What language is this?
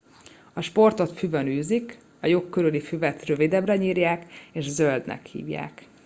Hungarian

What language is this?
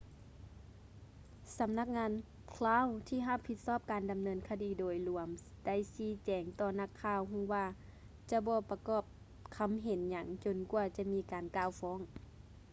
Lao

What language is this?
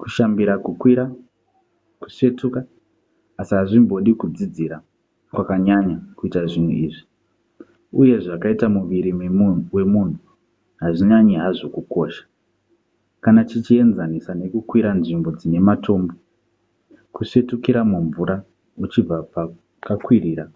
Shona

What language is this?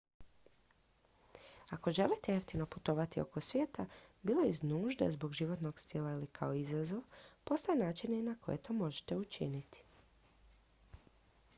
Croatian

